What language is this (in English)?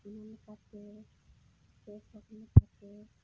Santali